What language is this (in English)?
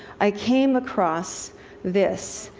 English